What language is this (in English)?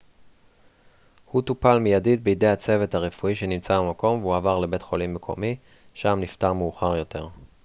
Hebrew